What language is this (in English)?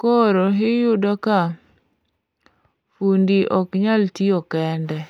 Luo (Kenya and Tanzania)